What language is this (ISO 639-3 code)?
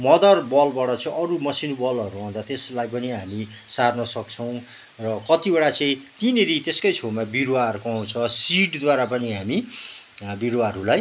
nep